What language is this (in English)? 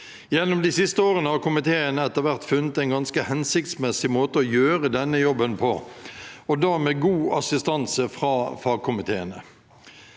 Norwegian